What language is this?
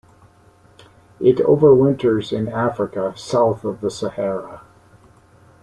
English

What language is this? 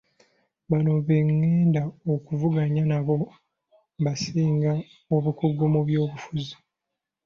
Ganda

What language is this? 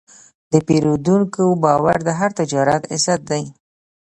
Pashto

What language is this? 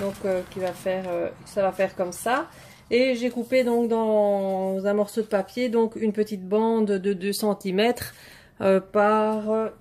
French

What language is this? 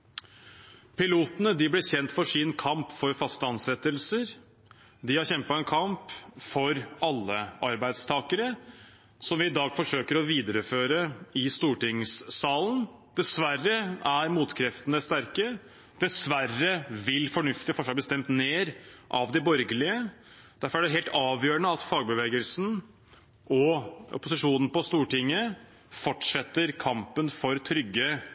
Norwegian Bokmål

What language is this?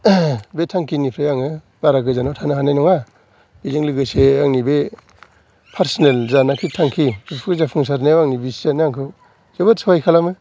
Bodo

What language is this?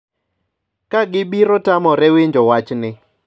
Luo (Kenya and Tanzania)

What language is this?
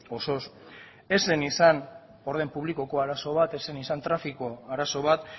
Basque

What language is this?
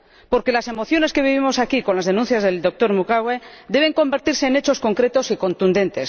Spanish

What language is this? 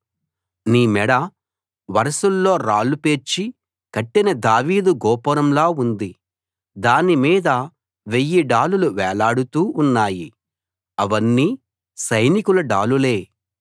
Telugu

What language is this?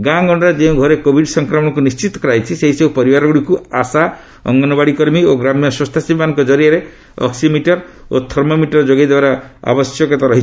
Odia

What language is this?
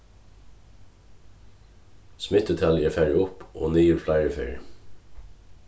Faroese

